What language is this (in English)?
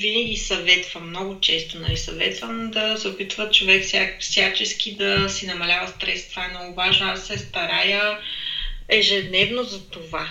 Bulgarian